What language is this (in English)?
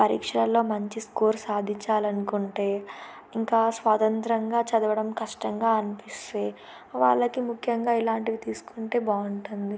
Telugu